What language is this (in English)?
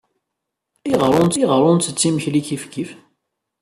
Kabyle